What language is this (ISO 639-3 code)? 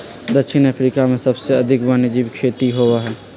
mag